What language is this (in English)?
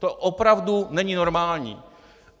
Czech